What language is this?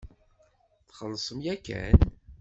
Kabyle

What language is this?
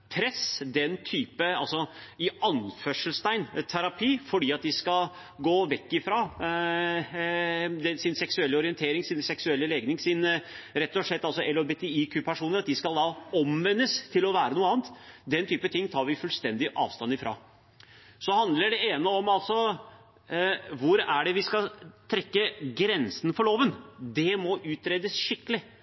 Norwegian Bokmål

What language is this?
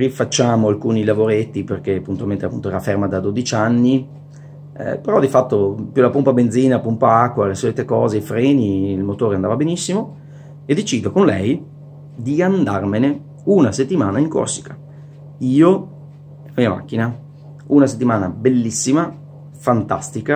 Italian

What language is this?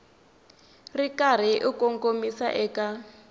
Tsonga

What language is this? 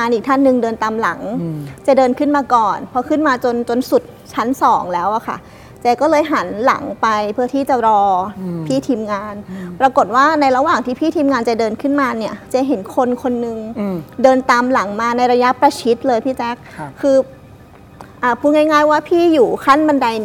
Thai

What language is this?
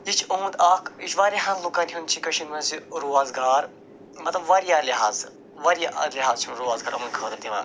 Kashmiri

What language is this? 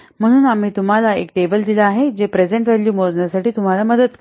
Marathi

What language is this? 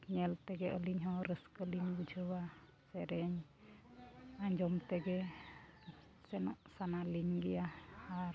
Santali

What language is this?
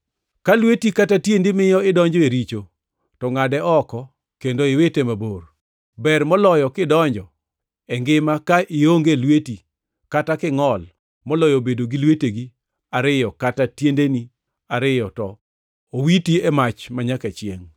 Luo (Kenya and Tanzania)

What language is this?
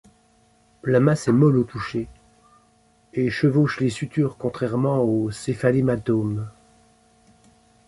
French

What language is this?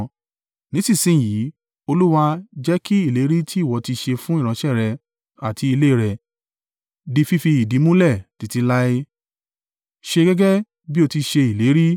Yoruba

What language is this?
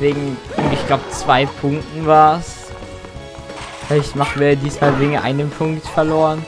German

